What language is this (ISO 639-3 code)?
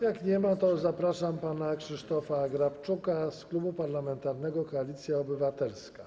pol